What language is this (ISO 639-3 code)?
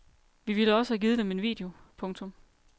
dan